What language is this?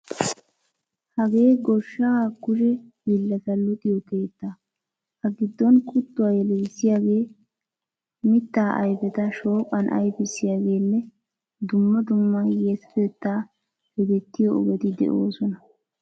Wolaytta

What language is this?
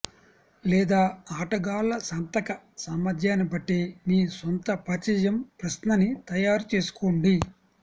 Telugu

